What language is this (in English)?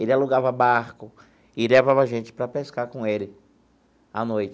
Portuguese